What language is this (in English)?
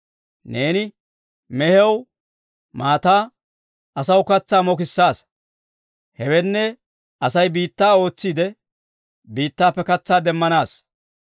Dawro